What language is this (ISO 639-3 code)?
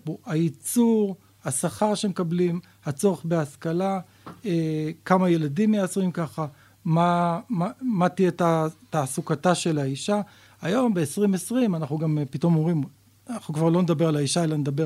heb